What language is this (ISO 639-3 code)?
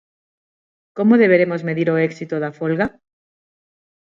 glg